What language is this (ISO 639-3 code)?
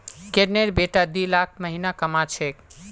mag